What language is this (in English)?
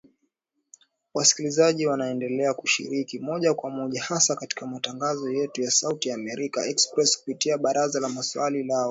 Swahili